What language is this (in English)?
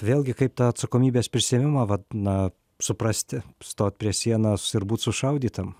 Lithuanian